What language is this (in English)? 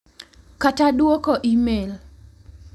Luo (Kenya and Tanzania)